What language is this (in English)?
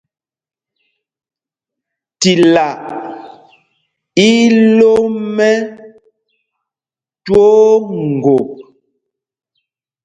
Mpumpong